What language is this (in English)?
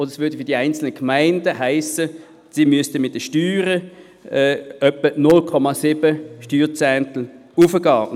Swiss German